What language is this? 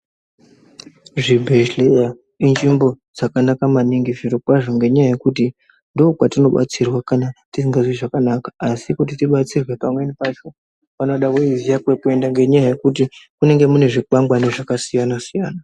Ndau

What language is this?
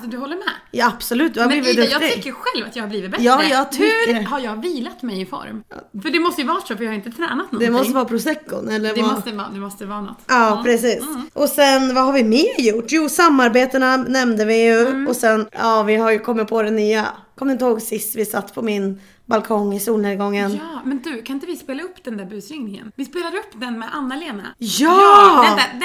Swedish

